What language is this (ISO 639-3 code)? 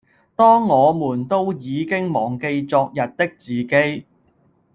yue